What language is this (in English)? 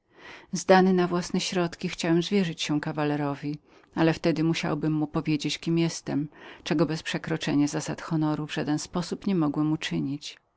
Polish